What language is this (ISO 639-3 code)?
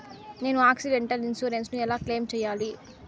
tel